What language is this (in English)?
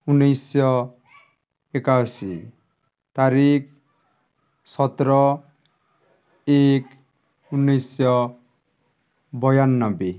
Odia